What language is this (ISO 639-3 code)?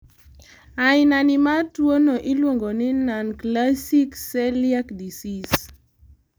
luo